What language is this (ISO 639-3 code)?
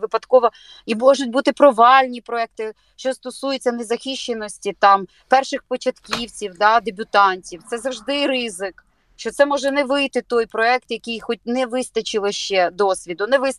ukr